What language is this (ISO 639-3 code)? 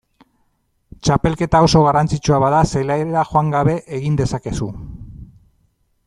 eus